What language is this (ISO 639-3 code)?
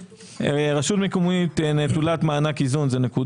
heb